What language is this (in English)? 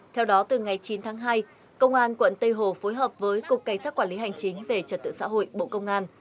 Vietnamese